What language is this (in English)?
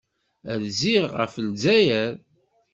Kabyle